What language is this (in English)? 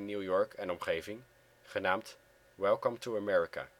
Dutch